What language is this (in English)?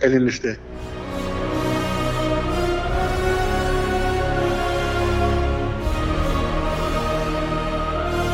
Greek